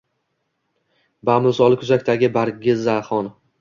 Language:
Uzbek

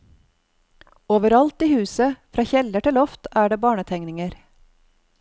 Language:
Norwegian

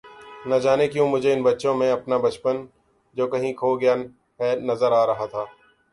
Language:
Urdu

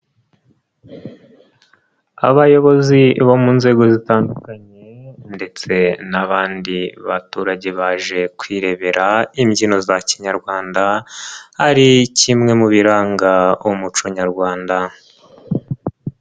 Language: Kinyarwanda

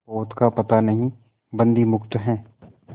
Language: Hindi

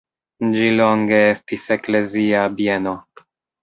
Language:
Esperanto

